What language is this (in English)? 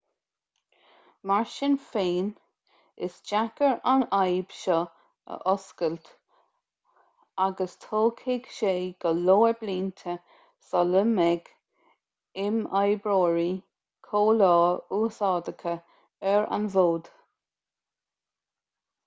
Irish